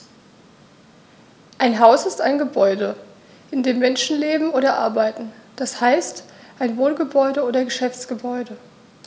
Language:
German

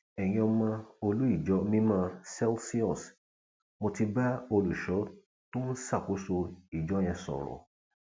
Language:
Yoruba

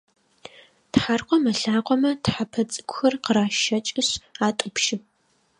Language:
Adyghe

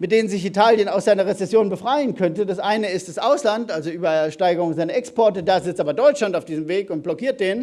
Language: German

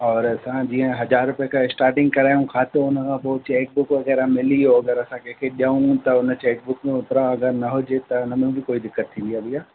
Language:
Sindhi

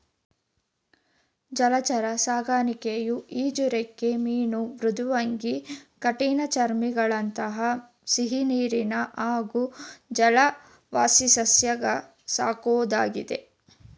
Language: Kannada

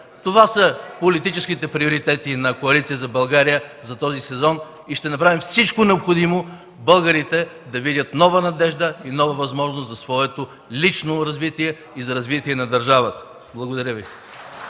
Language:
Bulgarian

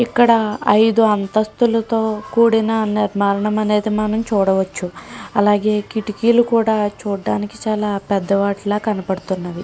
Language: Telugu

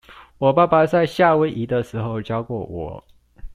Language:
Chinese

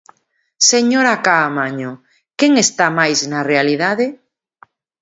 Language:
Galician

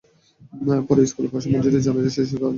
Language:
Bangla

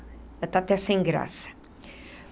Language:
Portuguese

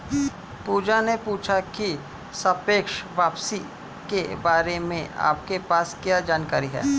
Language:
Hindi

